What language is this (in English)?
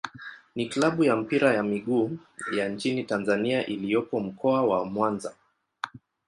Swahili